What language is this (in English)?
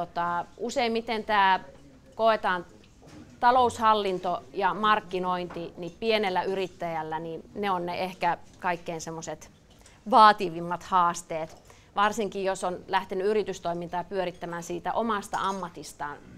Finnish